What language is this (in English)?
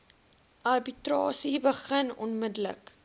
Afrikaans